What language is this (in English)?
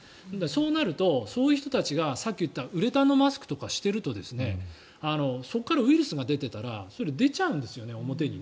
Japanese